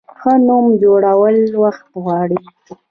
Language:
Pashto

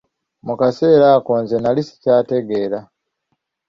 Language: Ganda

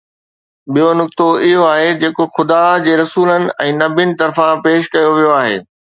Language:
Sindhi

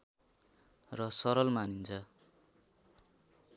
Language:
Nepali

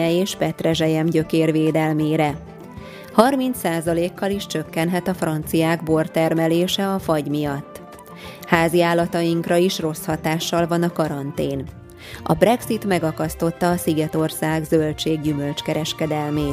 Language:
Hungarian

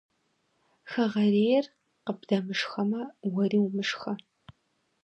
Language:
Kabardian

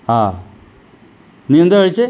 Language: Malayalam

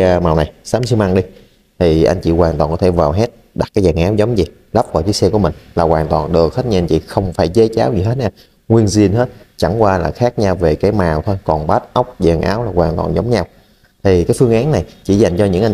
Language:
Vietnamese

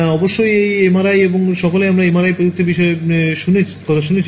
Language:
Bangla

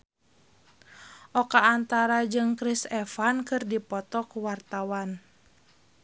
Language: Sundanese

